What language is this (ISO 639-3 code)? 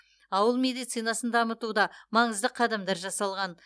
kaz